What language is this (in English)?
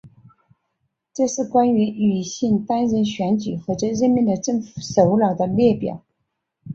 Chinese